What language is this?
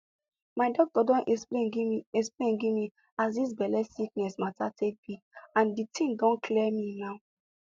Nigerian Pidgin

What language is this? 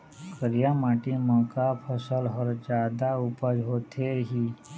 Chhattisgarhi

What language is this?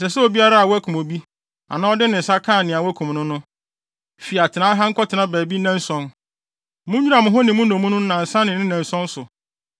Akan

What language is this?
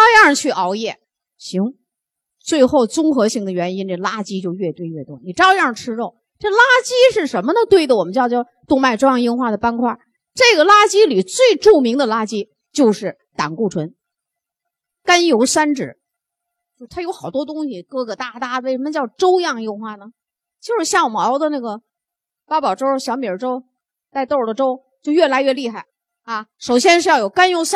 Chinese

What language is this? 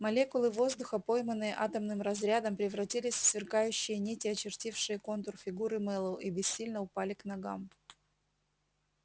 Russian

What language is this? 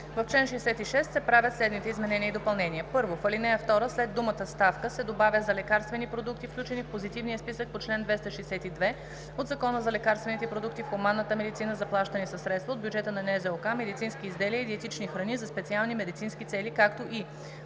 Bulgarian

